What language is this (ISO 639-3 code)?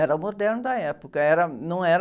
por